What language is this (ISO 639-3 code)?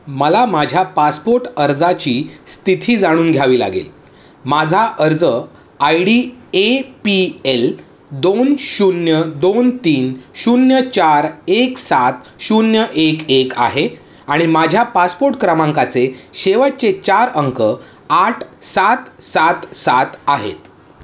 mar